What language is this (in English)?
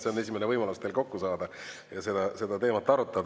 Estonian